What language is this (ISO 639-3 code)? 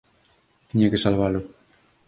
glg